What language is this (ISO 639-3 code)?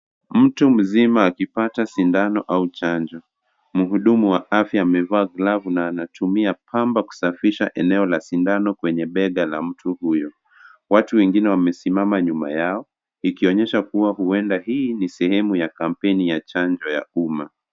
swa